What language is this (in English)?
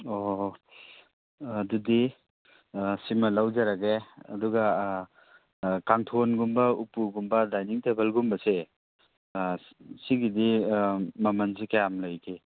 Manipuri